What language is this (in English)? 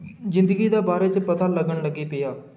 Dogri